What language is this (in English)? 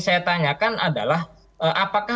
Indonesian